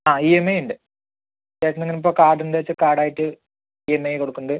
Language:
Malayalam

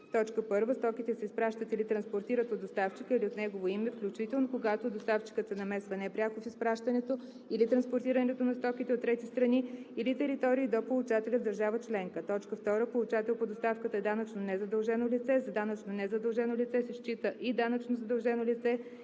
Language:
Bulgarian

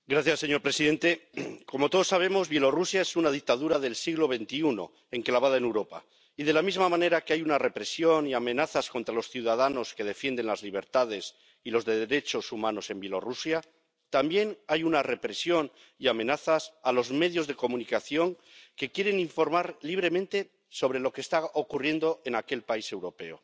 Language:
Spanish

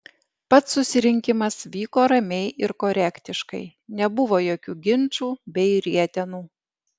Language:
Lithuanian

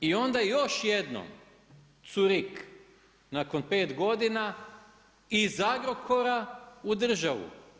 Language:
Croatian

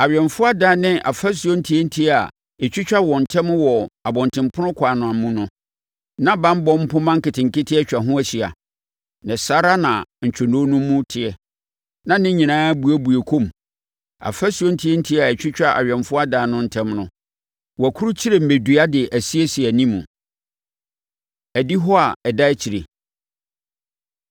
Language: Akan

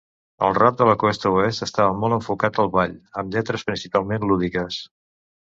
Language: Catalan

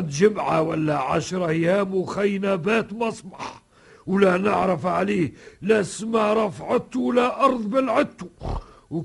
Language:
Arabic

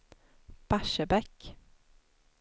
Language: Swedish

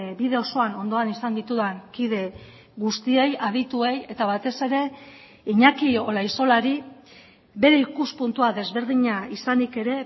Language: Basque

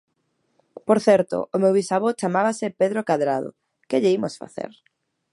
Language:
Galician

